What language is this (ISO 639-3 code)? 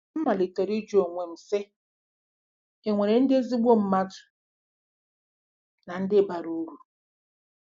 ibo